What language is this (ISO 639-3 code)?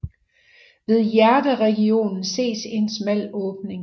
dan